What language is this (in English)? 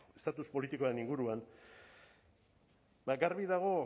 Basque